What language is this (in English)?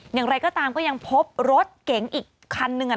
Thai